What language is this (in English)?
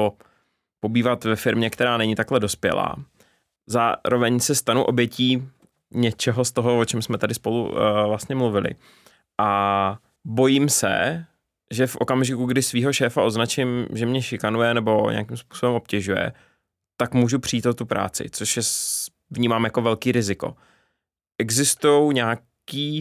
Czech